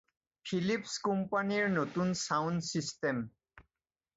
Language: Assamese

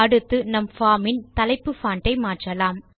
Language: Tamil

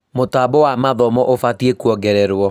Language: Kikuyu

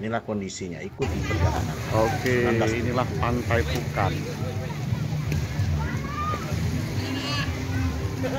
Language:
Indonesian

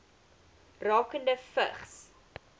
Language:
Afrikaans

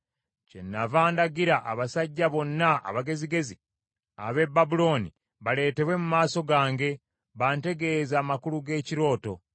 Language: Ganda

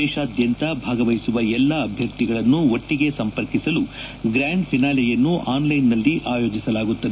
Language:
Kannada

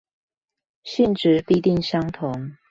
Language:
Chinese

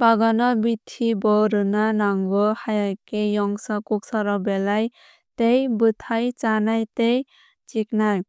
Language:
Kok Borok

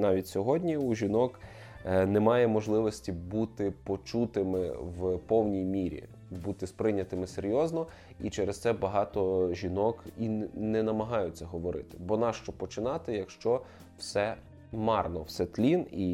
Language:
Ukrainian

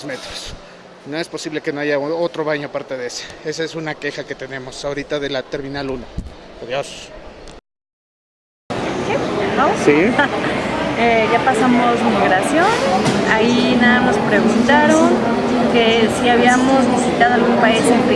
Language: Spanish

